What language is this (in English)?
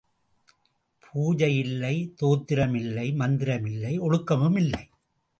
Tamil